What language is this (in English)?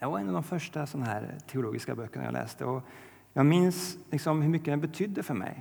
Swedish